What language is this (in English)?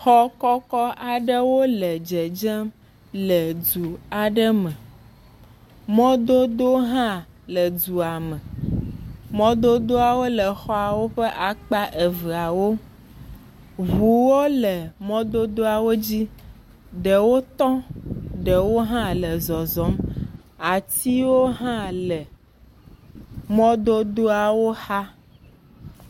Ewe